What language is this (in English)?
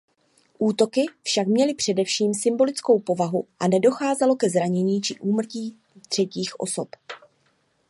Czech